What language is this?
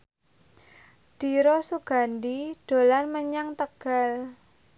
Javanese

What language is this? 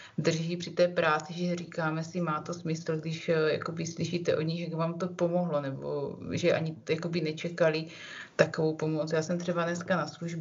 Czech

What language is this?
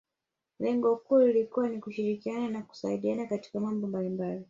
Swahili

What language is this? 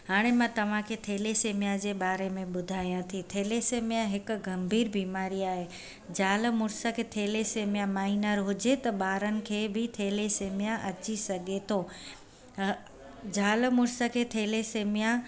Sindhi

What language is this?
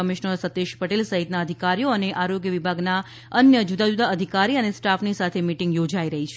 Gujarati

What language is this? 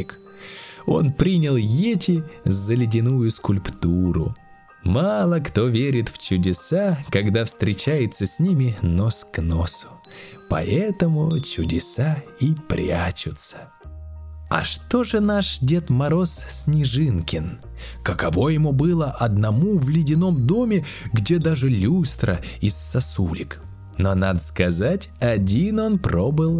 Russian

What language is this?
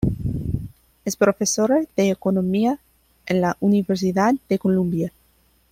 Spanish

